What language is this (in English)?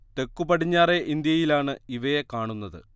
Malayalam